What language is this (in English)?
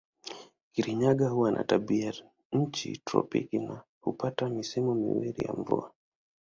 Swahili